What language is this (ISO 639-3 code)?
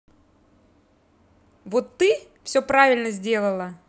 rus